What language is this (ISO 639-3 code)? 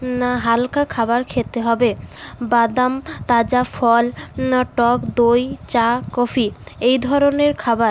ben